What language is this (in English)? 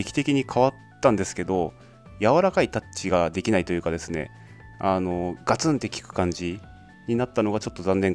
Japanese